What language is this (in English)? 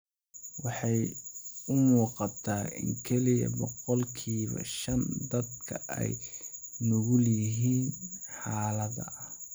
Somali